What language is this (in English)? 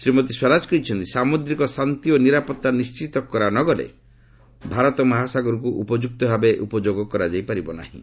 Odia